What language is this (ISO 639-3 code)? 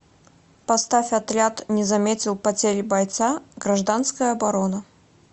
rus